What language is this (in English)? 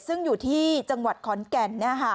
Thai